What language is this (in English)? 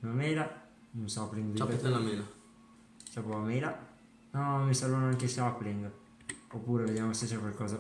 Italian